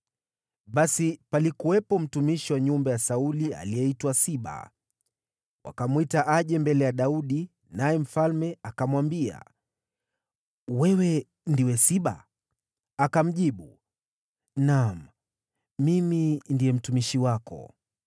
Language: Swahili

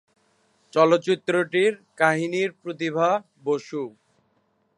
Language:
Bangla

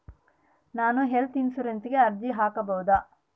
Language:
Kannada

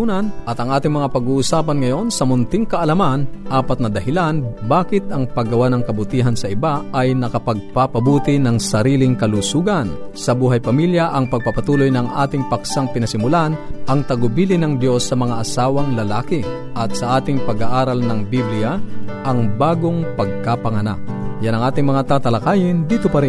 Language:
Filipino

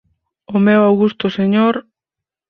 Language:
Galician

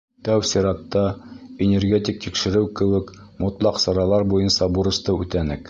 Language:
Bashkir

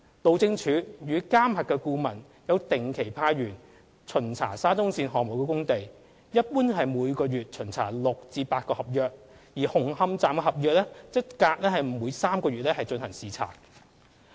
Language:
Cantonese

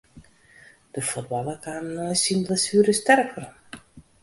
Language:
Western Frisian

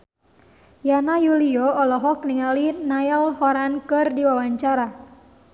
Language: Sundanese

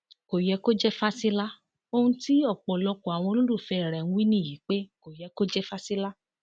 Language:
Yoruba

